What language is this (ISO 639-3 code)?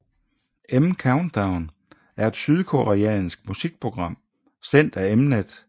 dan